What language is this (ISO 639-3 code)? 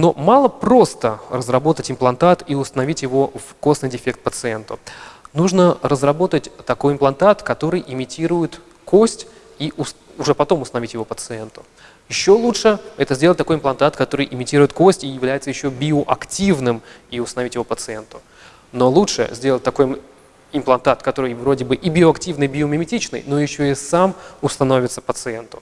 rus